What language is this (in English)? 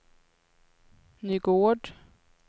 Swedish